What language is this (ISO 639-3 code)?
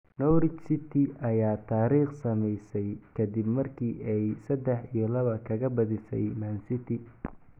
som